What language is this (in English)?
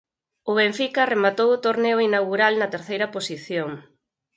Galician